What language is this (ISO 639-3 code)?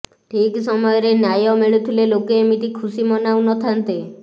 ori